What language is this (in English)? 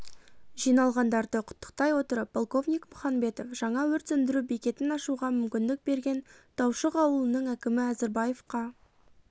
Kazakh